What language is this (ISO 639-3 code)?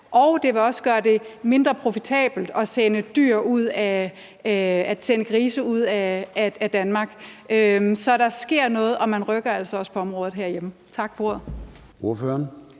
dan